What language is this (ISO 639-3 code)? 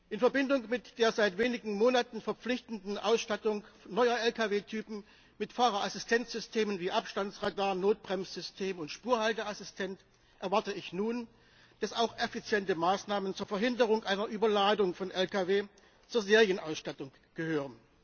deu